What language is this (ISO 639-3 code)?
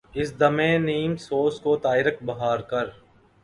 urd